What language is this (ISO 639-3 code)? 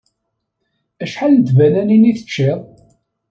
kab